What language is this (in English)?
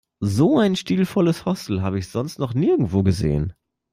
German